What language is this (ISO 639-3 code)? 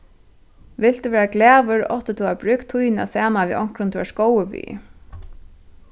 fao